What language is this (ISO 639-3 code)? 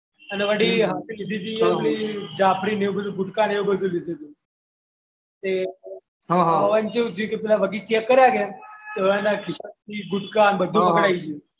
guj